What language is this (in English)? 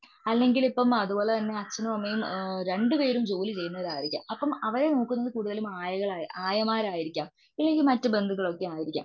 Malayalam